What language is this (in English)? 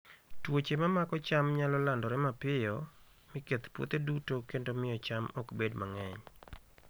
Luo (Kenya and Tanzania)